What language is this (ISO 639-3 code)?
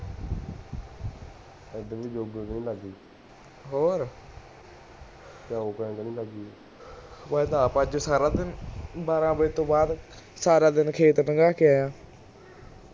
pan